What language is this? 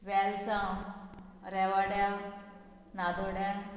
Konkani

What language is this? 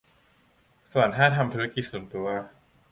Thai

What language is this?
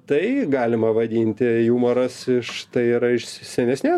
Lithuanian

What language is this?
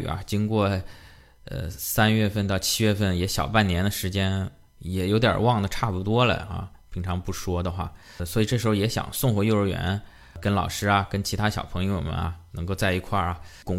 Chinese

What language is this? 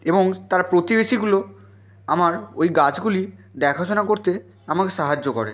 Bangla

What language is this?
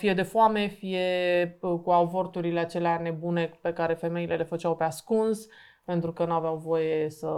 Romanian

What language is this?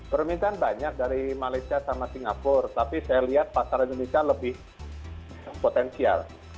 Indonesian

